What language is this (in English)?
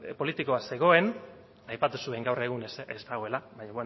Basque